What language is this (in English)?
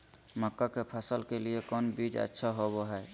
Magahi